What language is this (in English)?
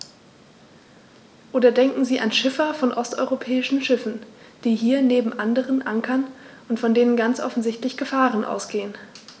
German